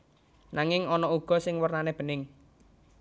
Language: Javanese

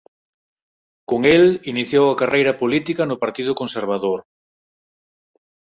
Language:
Galician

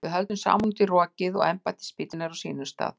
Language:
Icelandic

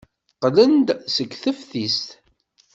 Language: Kabyle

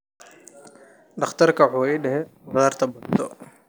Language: Somali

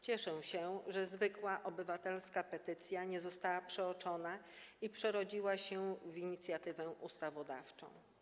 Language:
Polish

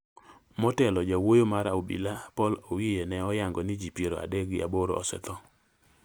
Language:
Luo (Kenya and Tanzania)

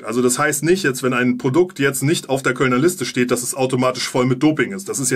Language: German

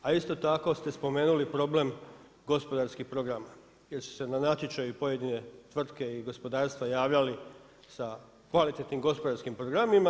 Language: Croatian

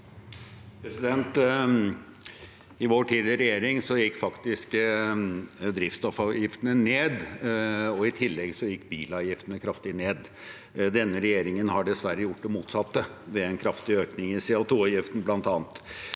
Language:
Norwegian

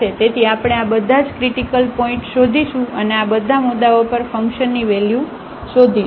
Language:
Gujarati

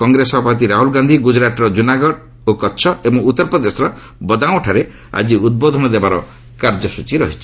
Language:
Odia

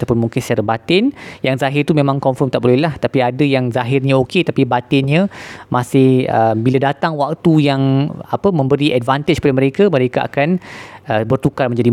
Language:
Malay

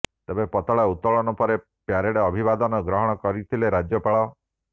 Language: Odia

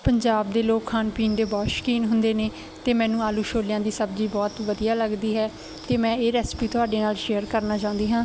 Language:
Punjabi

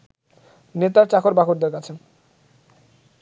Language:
Bangla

